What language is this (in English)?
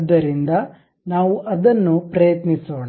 Kannada